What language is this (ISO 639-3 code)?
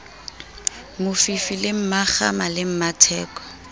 sot